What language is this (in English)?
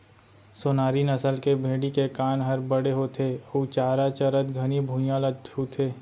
Chhattisgarhi